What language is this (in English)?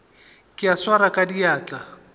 Northern Sotho